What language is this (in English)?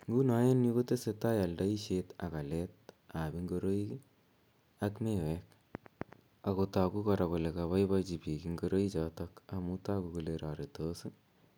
Kalenjin